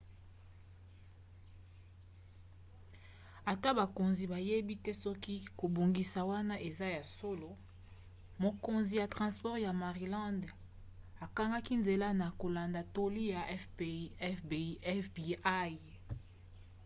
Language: Lingala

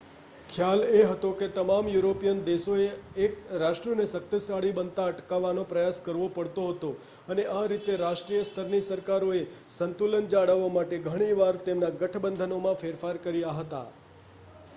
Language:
Gujarati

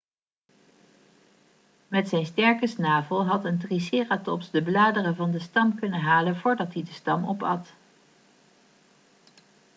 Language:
Dutch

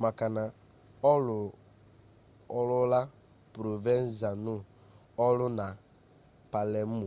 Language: Igbo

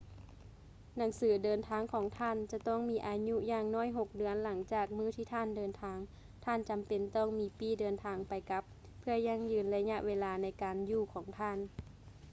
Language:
Lao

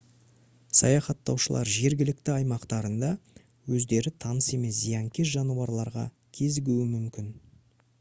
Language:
Kazakh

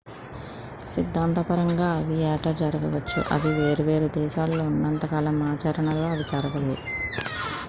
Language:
Telugu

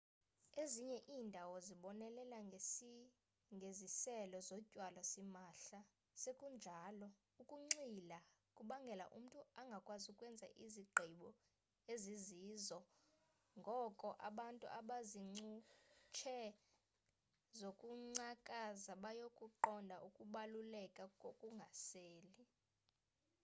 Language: Xhosa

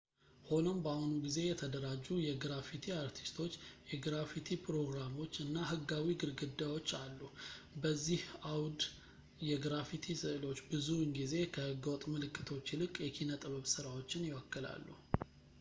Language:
Amharic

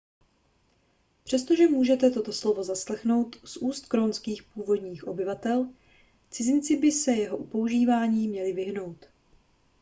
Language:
Czech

